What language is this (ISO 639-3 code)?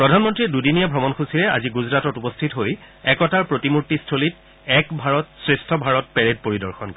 asm